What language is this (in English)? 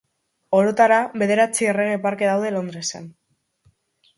Basque